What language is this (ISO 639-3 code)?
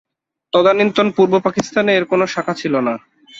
ben